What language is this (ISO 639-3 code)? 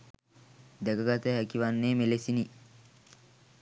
sin